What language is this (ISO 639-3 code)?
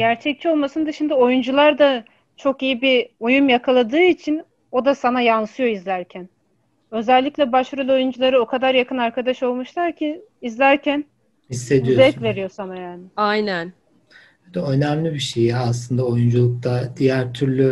tur